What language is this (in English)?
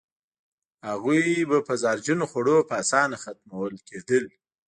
Pashto